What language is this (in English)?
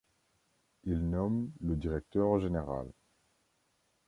French